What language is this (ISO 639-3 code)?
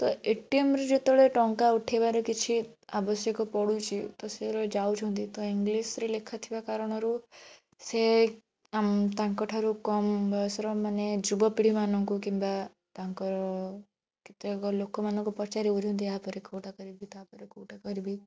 ori